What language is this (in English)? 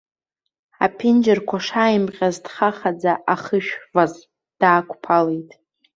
Abkhazian